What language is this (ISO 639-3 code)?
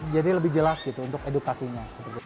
ind